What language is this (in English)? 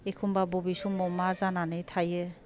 Bodo